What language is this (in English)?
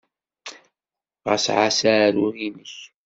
Kabyle